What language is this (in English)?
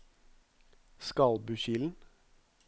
Norwegian